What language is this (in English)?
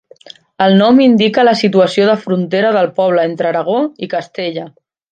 Catalan